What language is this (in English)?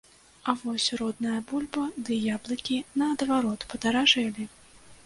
Belarusian